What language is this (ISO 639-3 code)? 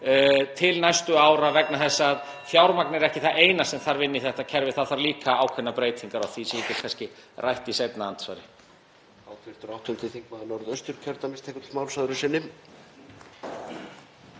isl